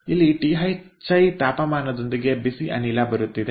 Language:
Kannada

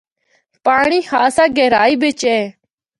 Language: Northern Hindko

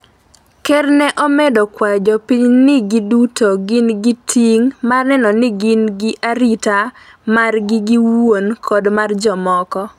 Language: Luo (Kenya and Tanzania)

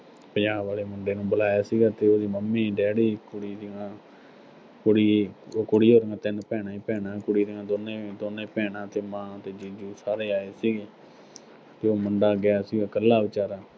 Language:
Punjabi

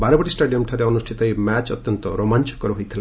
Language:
Odia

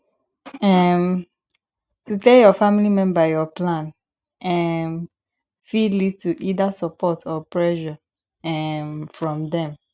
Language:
Nigerian Pidgin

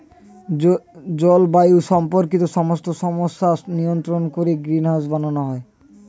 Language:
Bangla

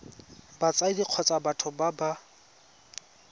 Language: Tswana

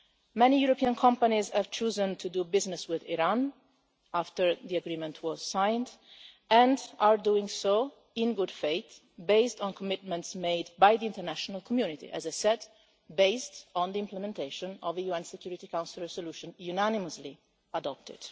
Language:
English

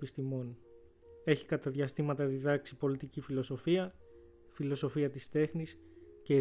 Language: Greek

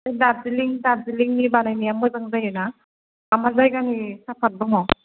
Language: Bodo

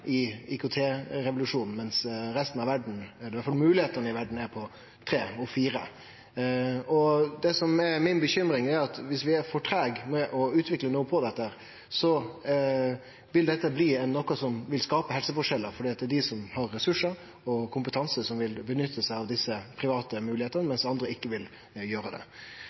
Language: Norwegian Nynorsk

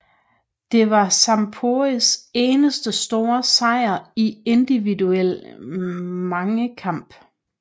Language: Danish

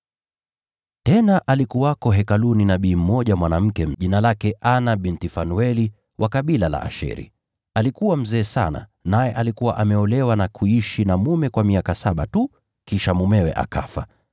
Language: Swahili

